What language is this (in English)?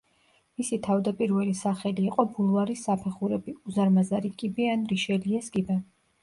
Georgian